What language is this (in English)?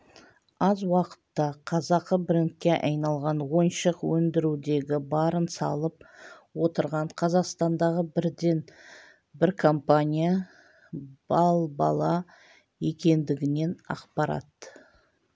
Kazakh